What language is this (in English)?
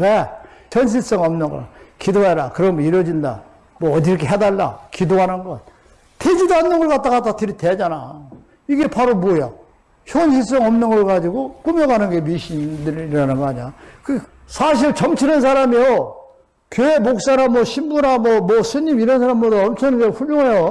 Korean